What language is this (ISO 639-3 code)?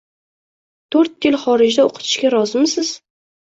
uzb